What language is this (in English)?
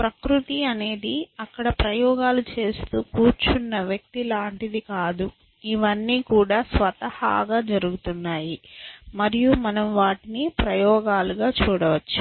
Telugu